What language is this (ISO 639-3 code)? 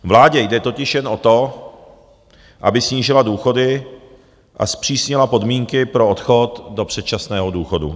ces